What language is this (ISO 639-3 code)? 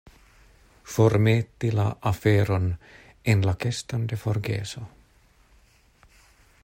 epo